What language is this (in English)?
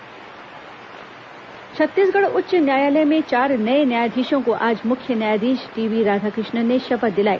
Hindi